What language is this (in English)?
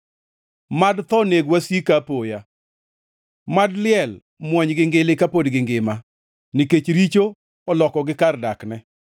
Luo (Kenya and Tanzania)